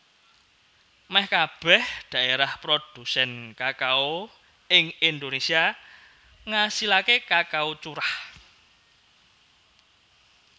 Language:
Javanese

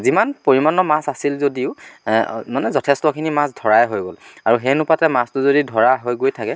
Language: Assamese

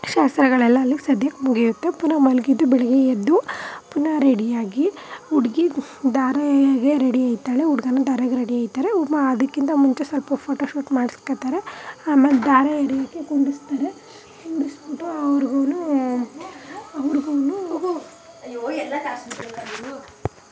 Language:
Kannada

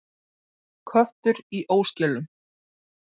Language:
Icelandic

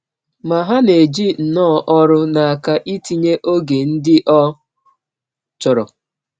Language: Igbo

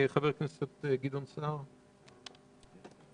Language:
Hebrew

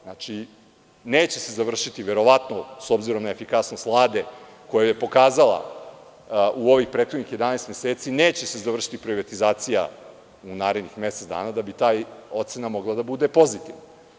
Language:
Serbian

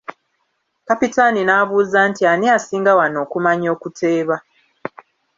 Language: Ganda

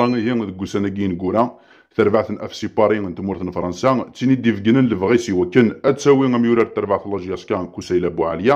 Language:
Arabic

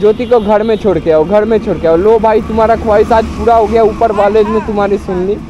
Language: Hindi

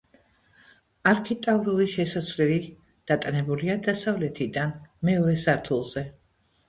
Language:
Georgian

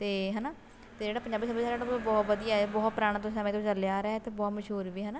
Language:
Punjabi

